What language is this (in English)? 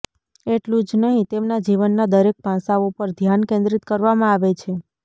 Gujarati